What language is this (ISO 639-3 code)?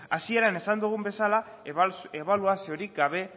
eus